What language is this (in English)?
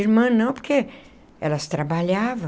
Portuguese